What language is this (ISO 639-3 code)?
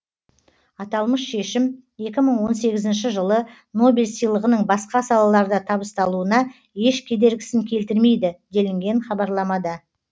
kaz